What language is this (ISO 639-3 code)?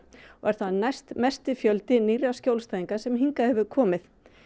isl